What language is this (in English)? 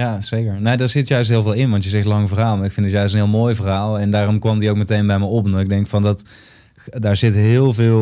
Dutch